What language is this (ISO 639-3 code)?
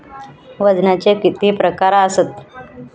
mar